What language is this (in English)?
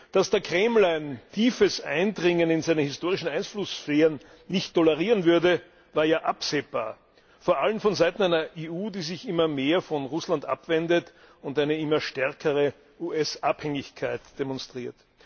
German